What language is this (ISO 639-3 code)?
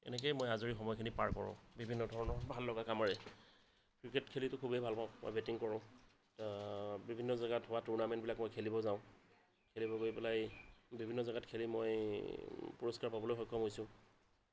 asm